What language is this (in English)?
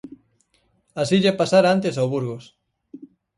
Galician